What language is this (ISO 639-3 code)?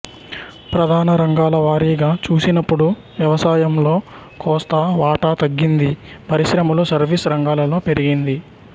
tel